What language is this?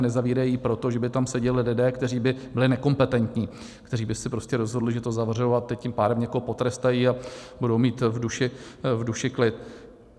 Czech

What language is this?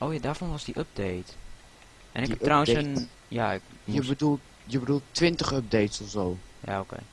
Dutch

